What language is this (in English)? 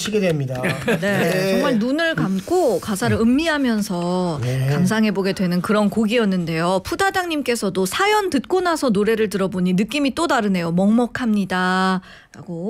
Korean